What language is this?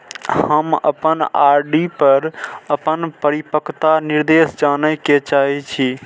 Maithili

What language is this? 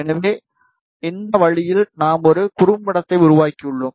Tamil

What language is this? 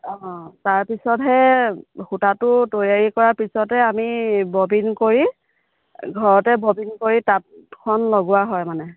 Assamese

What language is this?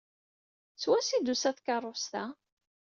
Kabyle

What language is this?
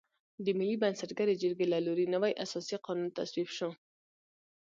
Pashto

